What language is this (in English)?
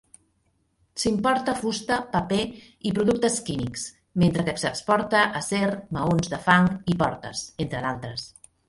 Catalan